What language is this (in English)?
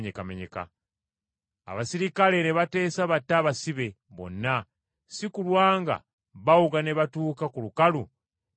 Ganda